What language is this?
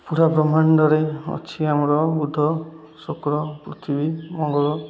Odia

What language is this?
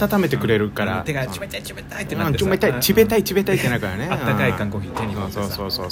Japanese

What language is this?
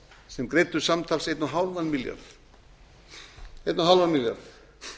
Icelandic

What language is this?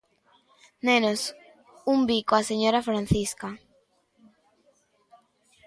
Galician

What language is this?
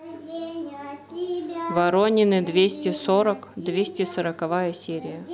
Russian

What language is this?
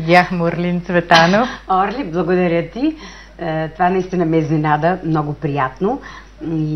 Bulgarian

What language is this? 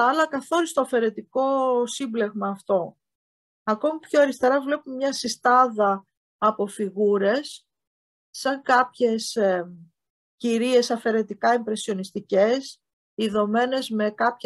Greek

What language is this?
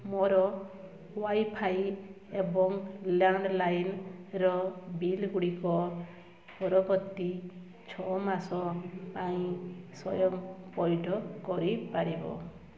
Odia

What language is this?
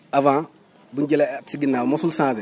Wolof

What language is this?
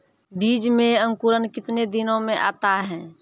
Maithili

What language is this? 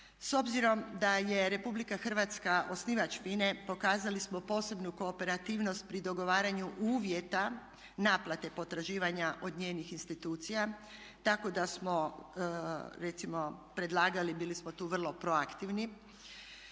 Croatian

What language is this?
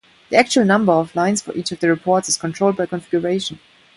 English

